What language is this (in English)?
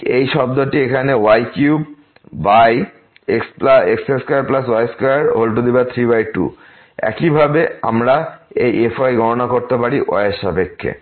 Bangla